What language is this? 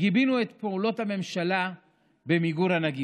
Hebrew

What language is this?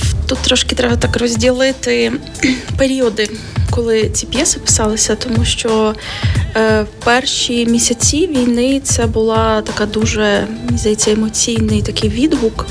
Ukrainian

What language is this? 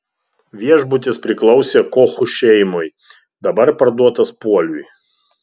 Lithuanian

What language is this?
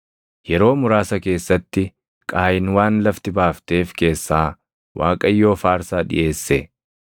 Oromo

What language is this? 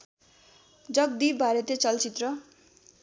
Nepali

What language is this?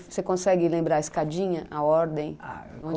Portuguese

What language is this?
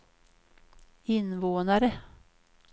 Swedish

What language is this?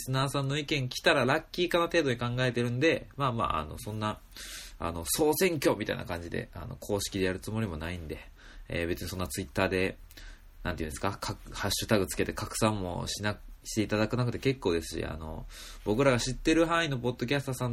Japanese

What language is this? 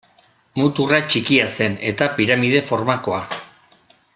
Basque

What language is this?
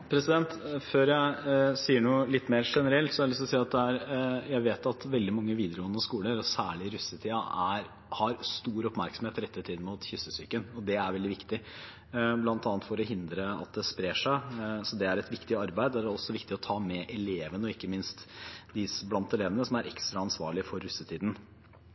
Norwegian Bokmål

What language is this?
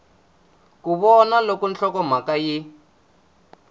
Tsonga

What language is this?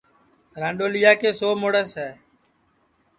Sansi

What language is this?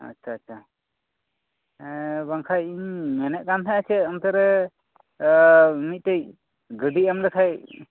Santali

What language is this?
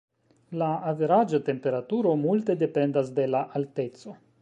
Esperanto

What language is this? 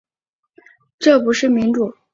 Chinese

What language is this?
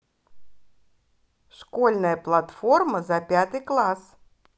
Russian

